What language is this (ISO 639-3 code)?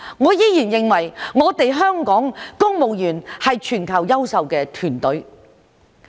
yue